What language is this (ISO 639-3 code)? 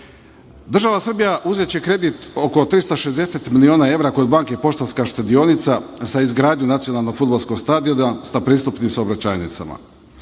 srp